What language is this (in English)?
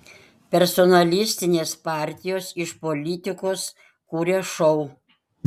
Lithuanian